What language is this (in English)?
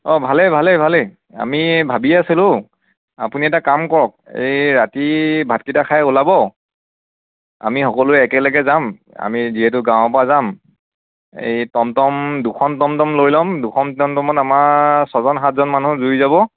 Assamese